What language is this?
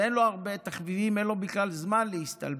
Hebrew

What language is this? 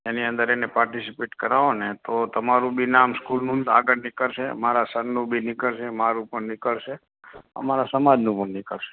Gujarati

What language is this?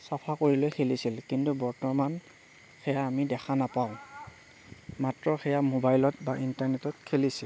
Assamese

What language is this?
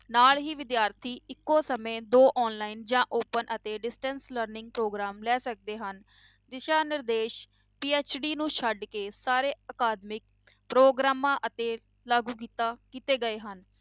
Punjabi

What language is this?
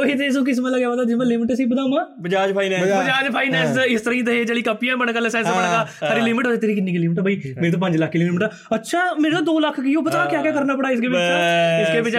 Punjabi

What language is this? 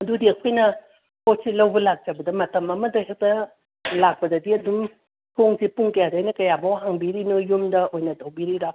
Manipuri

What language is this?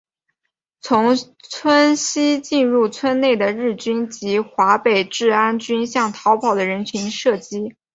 Chinese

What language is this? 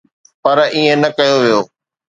Sindhi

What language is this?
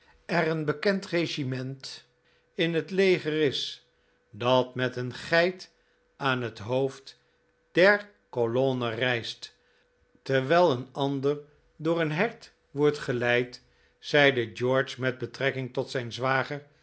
Dutch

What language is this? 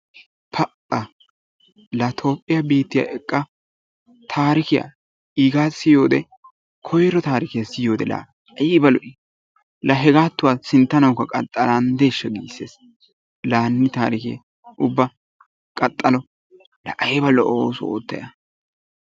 Wolaytta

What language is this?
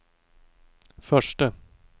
Swedish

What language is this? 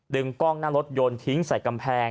Thai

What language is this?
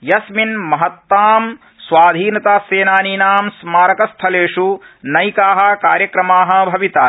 Sanskrit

